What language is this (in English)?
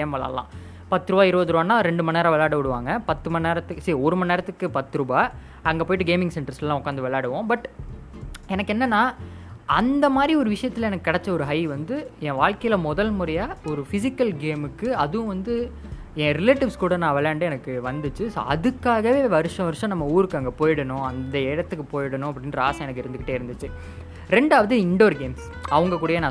Tamil